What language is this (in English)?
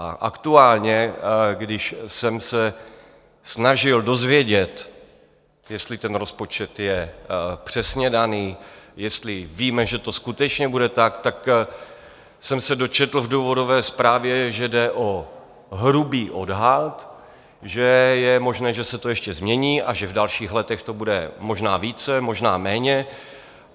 Czech